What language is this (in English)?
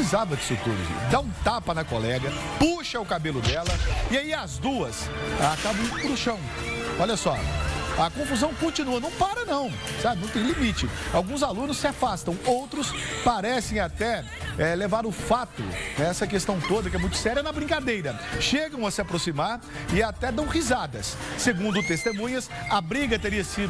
Portuguese